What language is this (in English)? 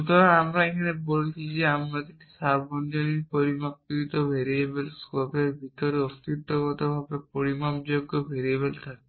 Bangla